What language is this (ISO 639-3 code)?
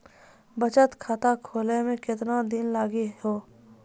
mai